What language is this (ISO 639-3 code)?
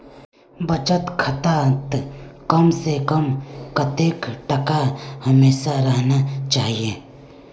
mag